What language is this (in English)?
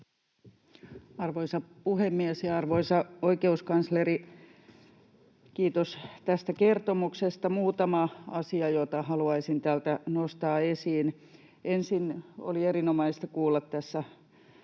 Finnish